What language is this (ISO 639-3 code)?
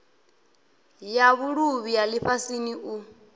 ven